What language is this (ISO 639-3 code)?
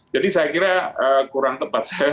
ind